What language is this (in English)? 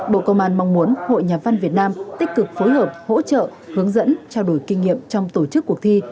Vietnamese